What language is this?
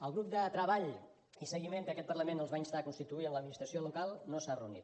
Catalan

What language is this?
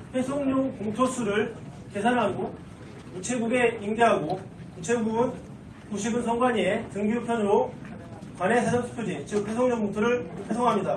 Korean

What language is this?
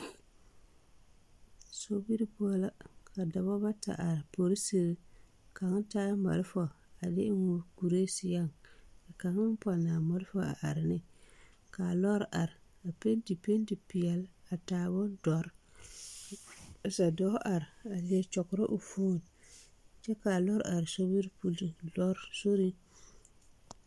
Southern Dagaare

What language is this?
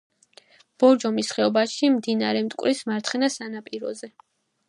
Georgian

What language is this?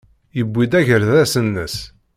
Kabyle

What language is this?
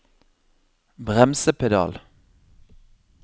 Norwegian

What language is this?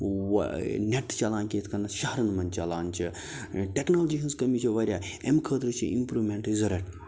Kashmiri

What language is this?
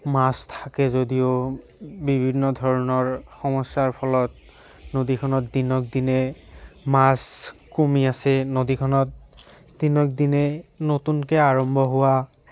Assamese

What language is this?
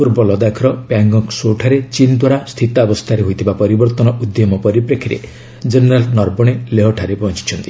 Odia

